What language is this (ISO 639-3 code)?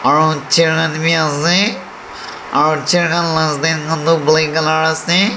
nag